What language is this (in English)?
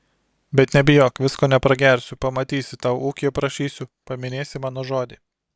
Lithuanian